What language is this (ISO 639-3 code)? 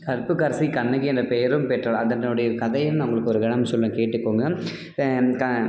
tam